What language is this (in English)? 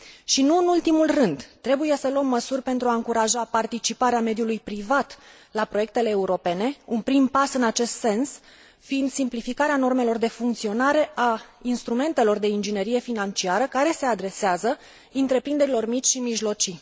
Romanian